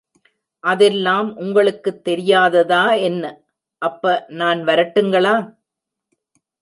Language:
Tamil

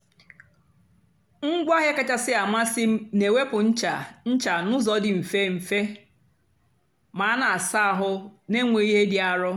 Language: Igbo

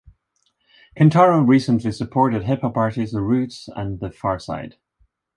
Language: English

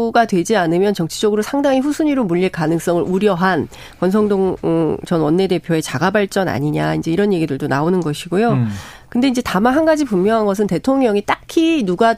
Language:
Korean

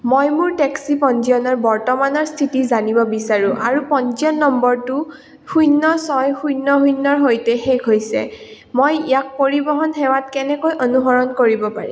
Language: Assamese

